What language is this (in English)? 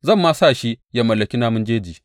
Hausa